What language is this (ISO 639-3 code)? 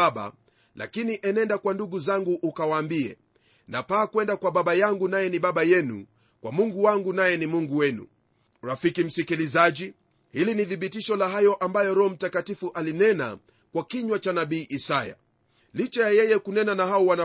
swa